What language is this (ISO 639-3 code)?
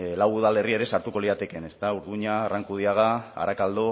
eus